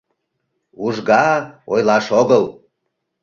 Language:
Mari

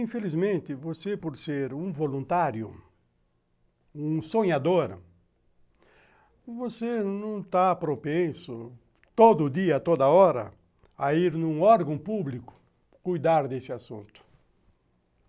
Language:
Portuguese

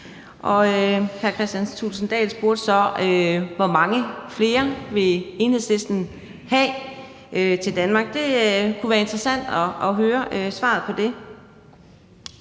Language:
Danish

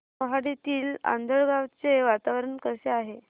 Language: Marathi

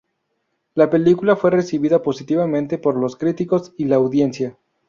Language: Spanish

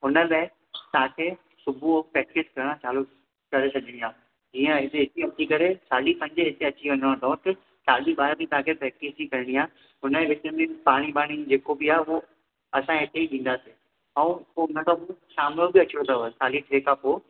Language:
Sindhi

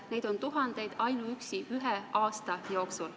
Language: Estonian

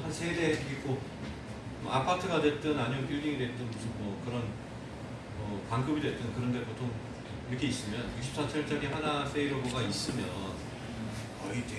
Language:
Korean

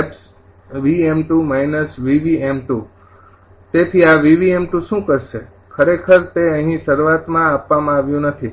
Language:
Gujarati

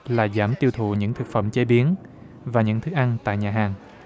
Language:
Vietnamese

